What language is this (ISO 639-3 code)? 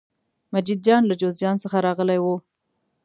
pus